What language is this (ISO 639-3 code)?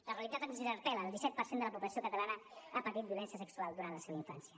cat